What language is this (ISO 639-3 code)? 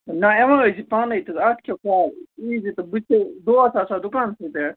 kas